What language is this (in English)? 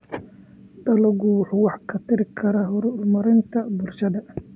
Somali